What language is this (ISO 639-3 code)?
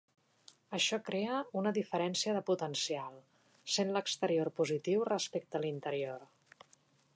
cat